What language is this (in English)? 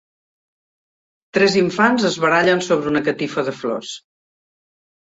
Catalan